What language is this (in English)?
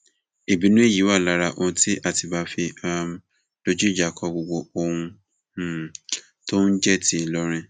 Yoruba